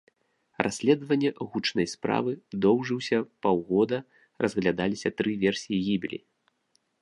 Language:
Belarusian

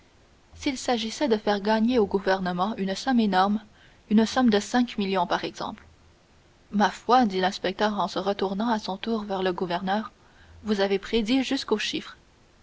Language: French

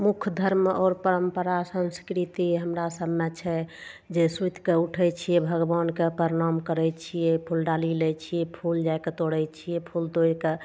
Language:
Maithili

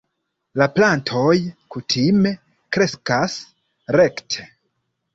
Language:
Esperanto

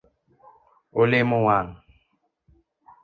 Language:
Luo (Kenya and Tanzania)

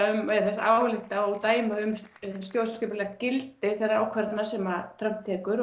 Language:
Icelandic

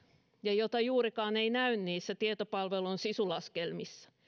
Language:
Finnish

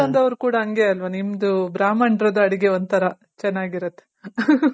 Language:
Kannada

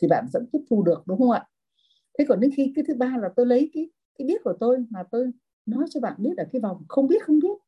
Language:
Vietnamese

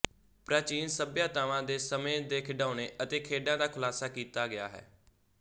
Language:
Punjabi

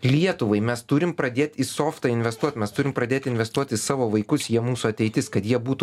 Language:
Lithuanian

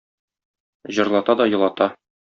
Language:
Tatar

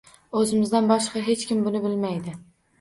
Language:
Uzbek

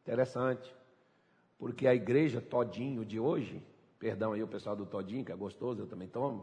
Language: Portuguese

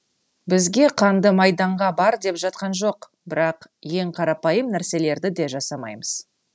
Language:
Kazakh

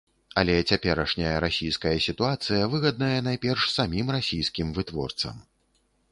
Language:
Belarusian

